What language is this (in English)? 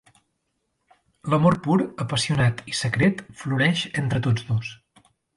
Catalan